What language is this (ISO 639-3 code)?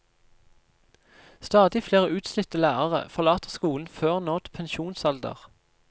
nor